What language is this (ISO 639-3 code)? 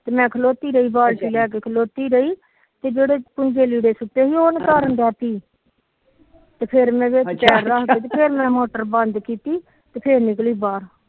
pan